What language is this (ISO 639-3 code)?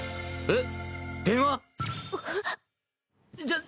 jpn